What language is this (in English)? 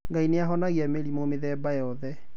Kikuyu